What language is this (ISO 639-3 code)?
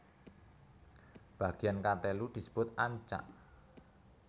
jav